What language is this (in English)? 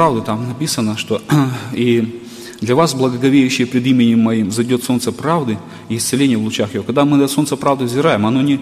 Russian